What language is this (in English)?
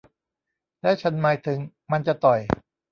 Thai